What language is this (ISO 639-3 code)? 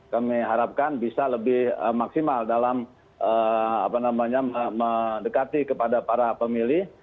ind